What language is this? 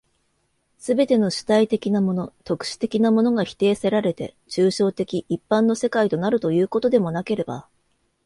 Japanese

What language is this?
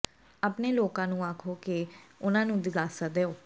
Punjabi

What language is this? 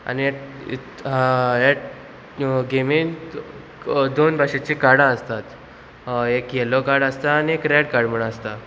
Konkani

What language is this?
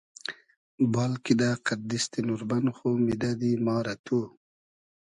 Hazaragi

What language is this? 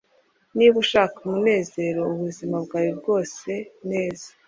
Kinyarwanda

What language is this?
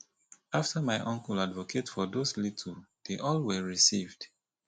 Nigerian Pidgin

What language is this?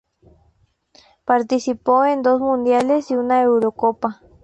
Spanish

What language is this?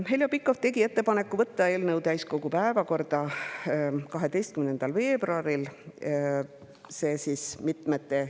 Estonian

